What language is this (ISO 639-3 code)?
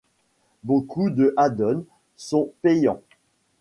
fra